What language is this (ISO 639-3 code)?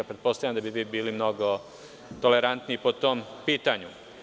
srp